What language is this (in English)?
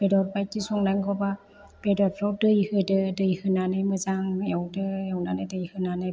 Bodo